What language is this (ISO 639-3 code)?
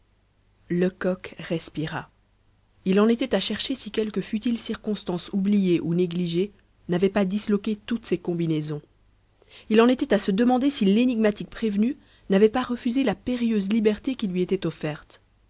fra